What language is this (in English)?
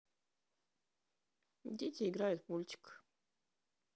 Russian